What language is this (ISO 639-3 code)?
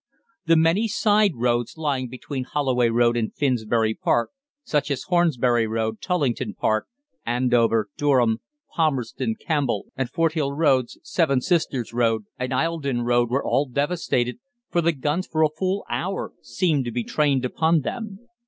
eng